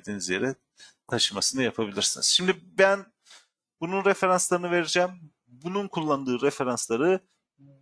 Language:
Turkish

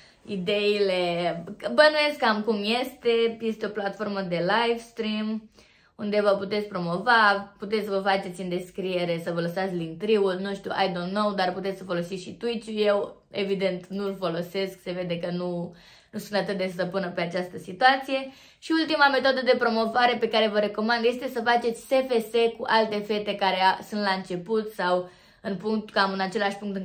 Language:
Romanian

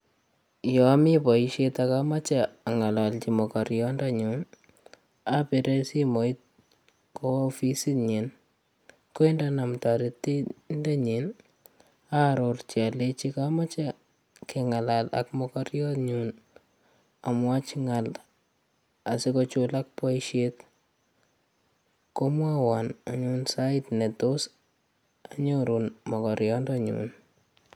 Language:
Kalenjin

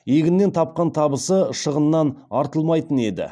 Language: Kazakh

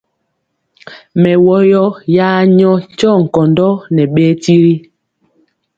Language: Mpiemo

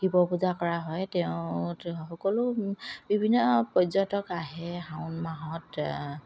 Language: Assamese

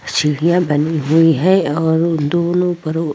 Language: Hindi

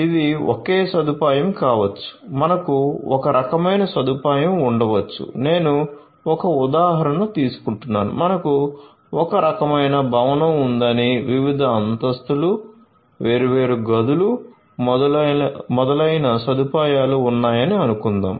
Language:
Telugu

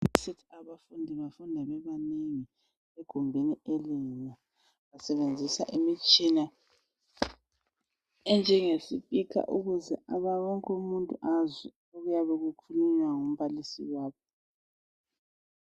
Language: North Ndebele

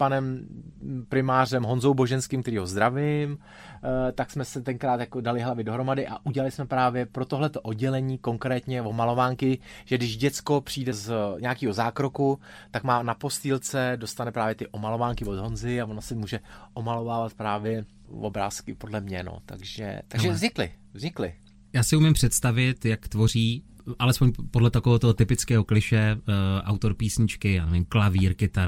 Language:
Czech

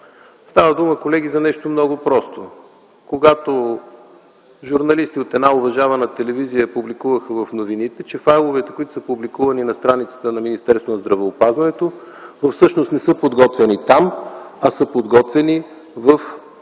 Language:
Bulgarian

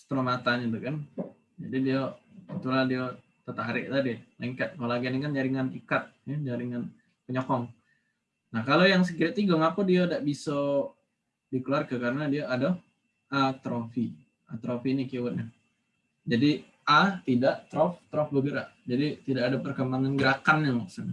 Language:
Indonesian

